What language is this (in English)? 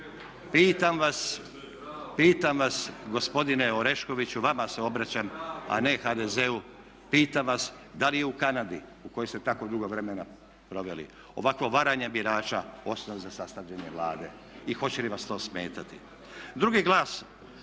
Croatian